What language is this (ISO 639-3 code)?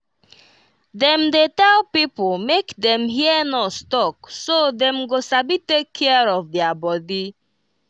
pcm